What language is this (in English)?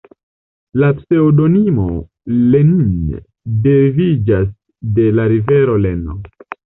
Esperanto